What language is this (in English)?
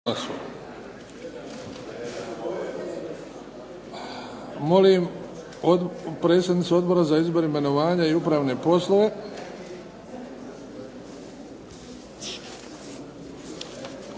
Croatian